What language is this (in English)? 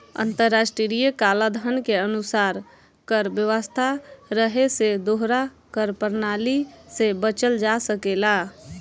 Bhojpuri